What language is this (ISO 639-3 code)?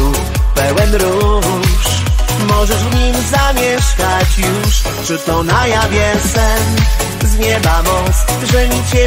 pol